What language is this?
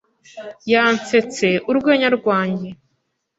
Kinyarwanda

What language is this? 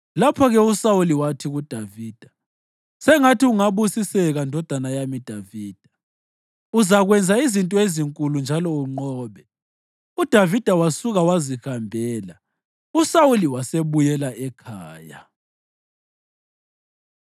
North Ndebele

